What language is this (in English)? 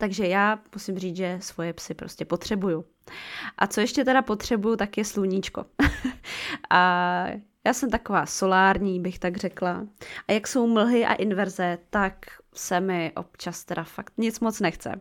Czech